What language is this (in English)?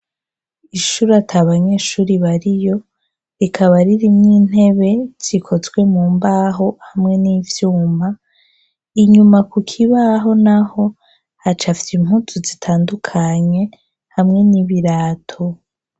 Rundi